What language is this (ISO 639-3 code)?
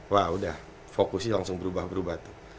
ind